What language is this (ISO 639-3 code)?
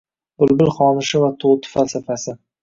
uzb